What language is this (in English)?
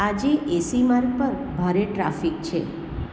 Gujarati